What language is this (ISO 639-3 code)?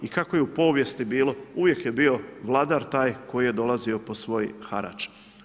hrv